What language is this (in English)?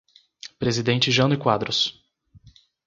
Portuguese